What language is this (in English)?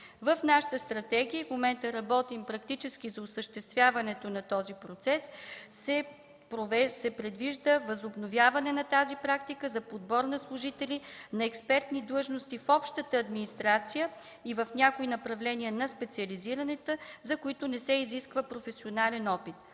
Bulgarian